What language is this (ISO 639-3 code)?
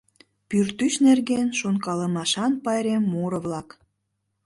chm